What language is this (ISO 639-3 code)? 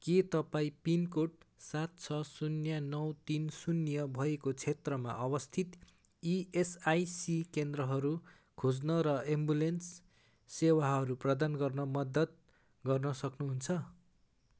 nep